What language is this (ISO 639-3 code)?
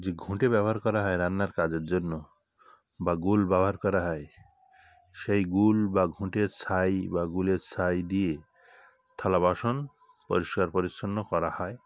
ben